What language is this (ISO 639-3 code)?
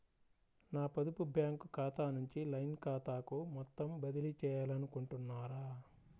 tel